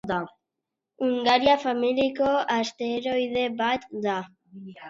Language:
Basque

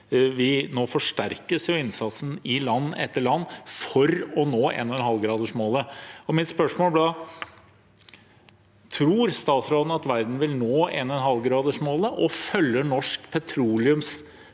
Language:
Norwegian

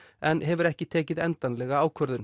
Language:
Icelandic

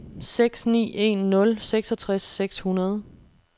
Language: Danish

